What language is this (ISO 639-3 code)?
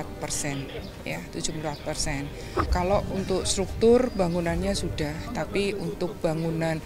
ind